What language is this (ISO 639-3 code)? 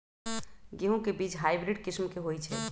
mag